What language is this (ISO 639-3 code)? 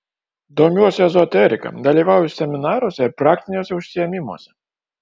lit